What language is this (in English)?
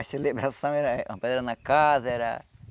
Portuguese